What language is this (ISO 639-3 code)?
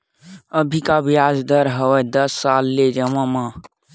hne